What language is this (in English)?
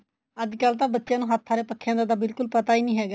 Punjabi